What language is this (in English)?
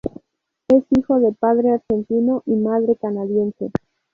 Spanish